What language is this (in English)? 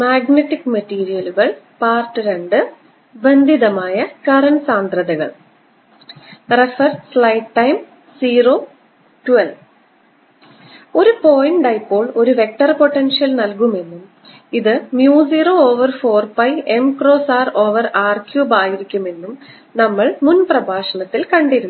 Malayalam